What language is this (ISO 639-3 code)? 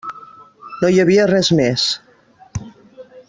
cat